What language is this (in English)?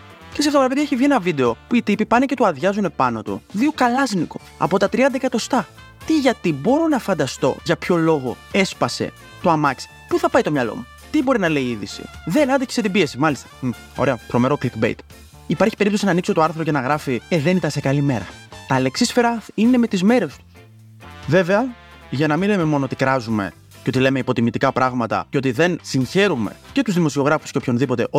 Greek